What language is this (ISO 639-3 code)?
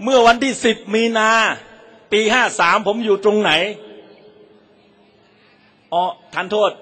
tha